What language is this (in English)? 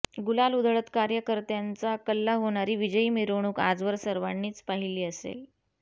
Marathi